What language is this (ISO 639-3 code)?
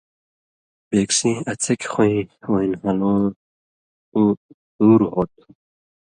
mvy